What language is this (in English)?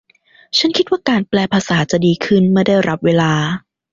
Thai